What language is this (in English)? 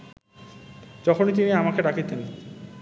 Bangla